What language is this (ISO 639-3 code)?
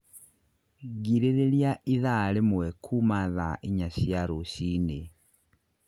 kik